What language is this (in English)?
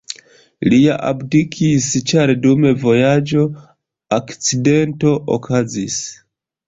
Esperanto